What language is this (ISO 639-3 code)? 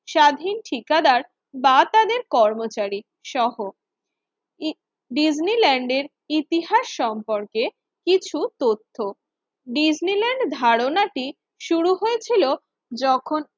ben